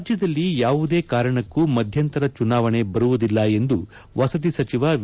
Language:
Kannada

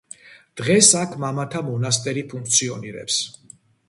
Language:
Georgian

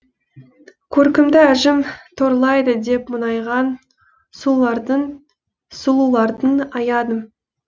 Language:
Kazakh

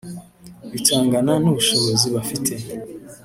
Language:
Kinyarwanda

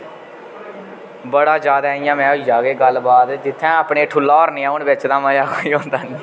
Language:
Dogri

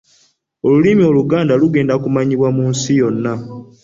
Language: Ganda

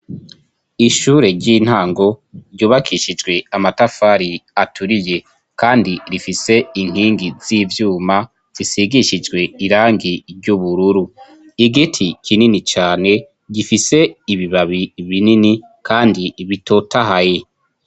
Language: Rundi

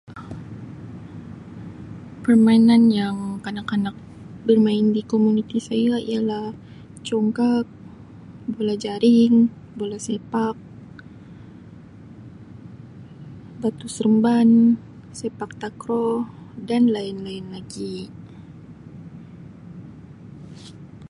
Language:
Sabah Malay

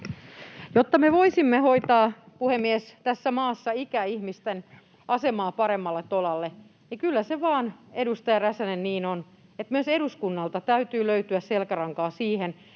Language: Finnish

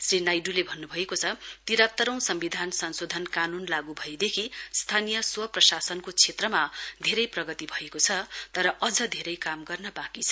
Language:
Nepali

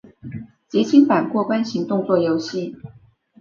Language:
Chinese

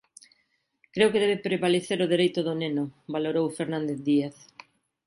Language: Galician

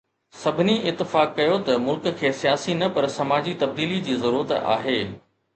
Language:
Sindhi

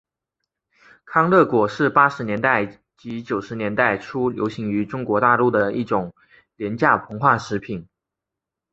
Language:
Chinese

